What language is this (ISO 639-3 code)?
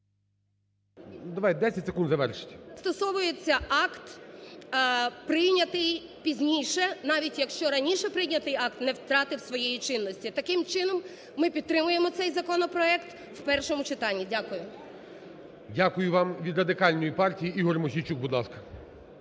ukr